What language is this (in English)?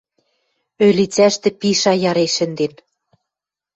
Western Mari